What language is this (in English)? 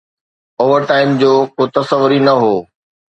Sindhi